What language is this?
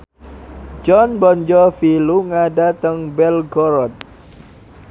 Javanese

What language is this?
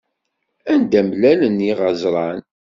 Kabyle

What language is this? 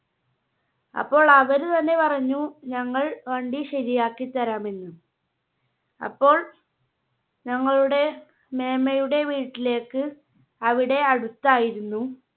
Malayalam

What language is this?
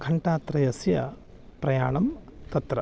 Sanskrit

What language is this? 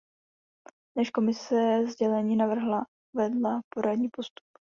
Czech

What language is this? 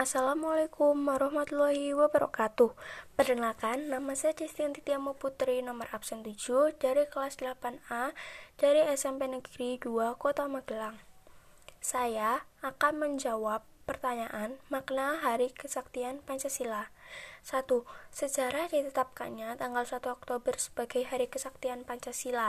Indonesian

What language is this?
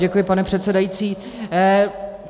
Czech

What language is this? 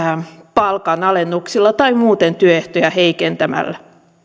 Finnish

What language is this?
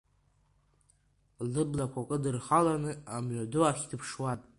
Abkhazian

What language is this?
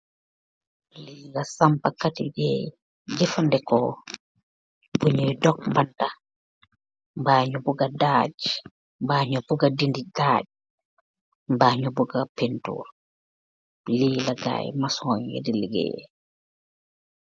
Wolof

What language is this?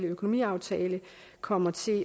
Danish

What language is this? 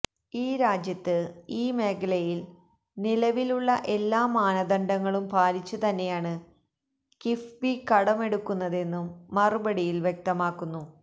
Malayalam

